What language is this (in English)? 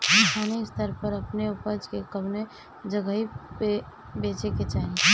Bhojpuri